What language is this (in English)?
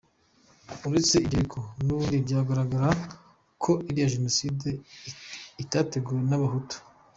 Kinyarwanda